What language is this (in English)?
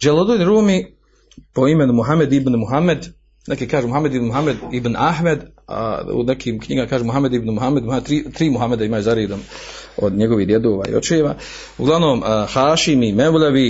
Croatian